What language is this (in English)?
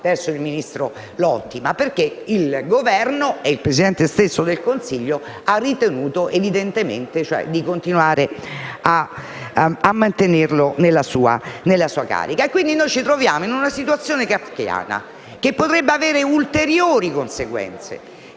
Italian